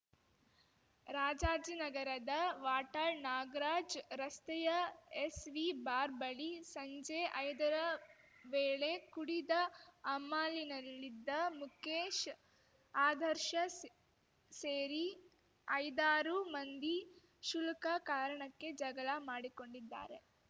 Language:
Kannada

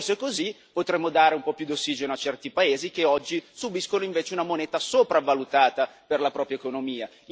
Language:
Italian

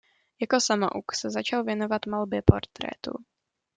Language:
Czech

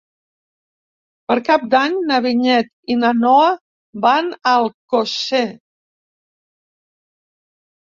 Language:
Catalan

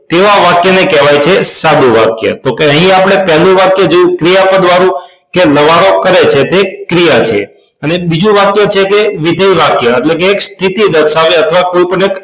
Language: Gujarati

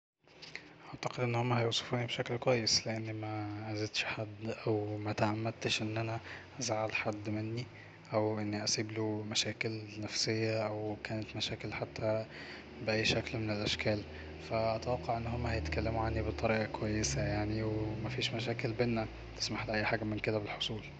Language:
Egyptian Arabic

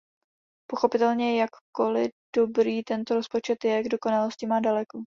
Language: Czech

